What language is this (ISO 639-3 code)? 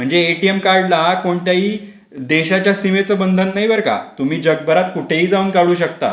mar